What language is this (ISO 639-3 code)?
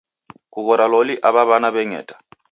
dav